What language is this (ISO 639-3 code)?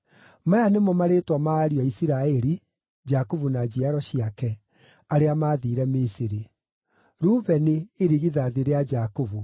kik